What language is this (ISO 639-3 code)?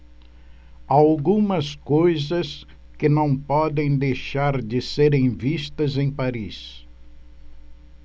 por